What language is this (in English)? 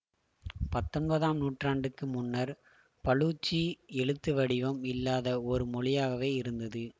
Tamil